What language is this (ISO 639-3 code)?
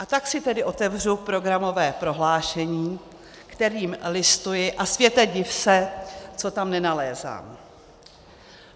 ces